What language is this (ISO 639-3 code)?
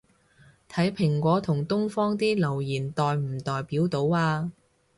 yue